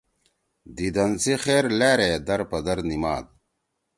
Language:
Torwali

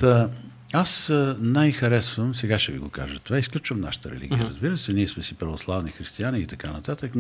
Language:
Bulgarian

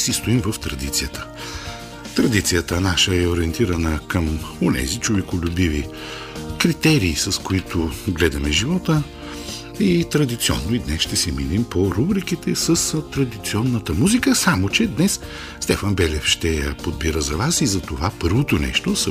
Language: Bulgarian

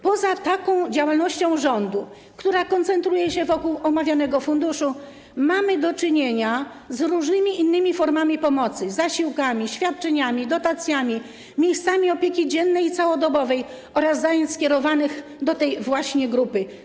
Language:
Polish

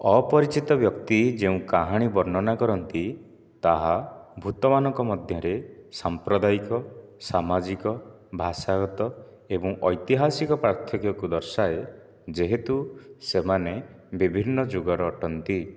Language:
Odia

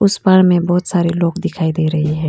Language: Hindi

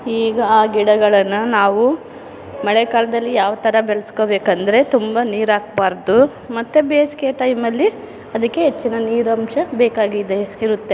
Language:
Kannada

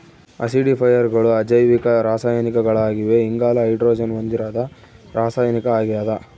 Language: Kannada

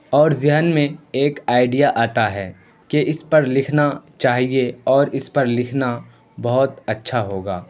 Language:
Urdu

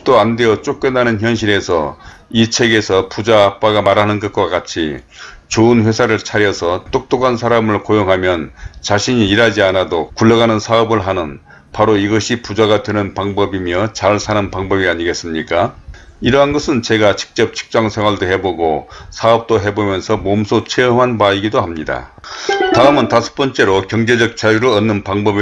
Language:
Korean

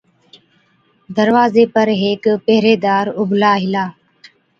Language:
Od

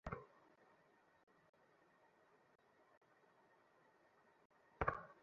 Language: Bangla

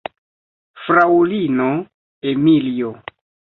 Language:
Esperanto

